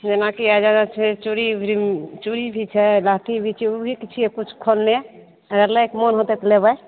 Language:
Maithili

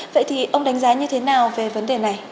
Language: Vietnamese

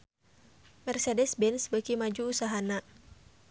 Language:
Sundanese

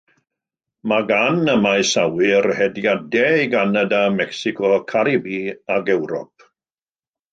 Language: Welsh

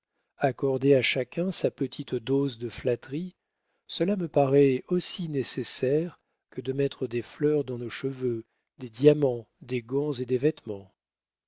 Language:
French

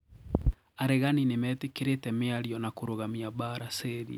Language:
Kikuyu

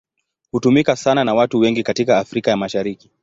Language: Swahili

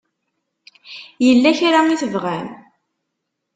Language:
Kabyle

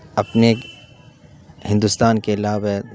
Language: Urdu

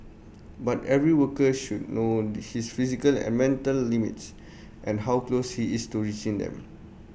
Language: English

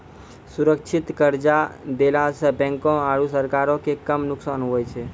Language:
Maithili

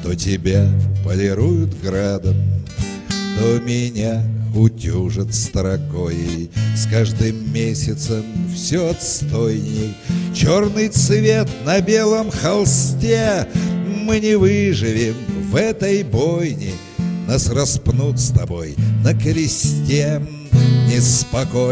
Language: Russian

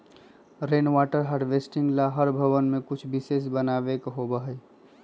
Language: Magahi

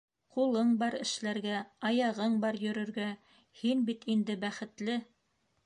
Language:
Bashkir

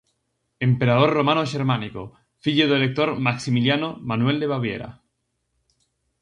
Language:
Galician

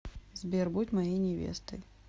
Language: Russian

